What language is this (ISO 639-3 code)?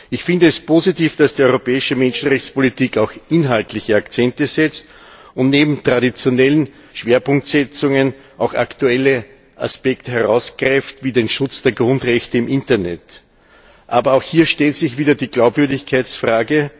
deu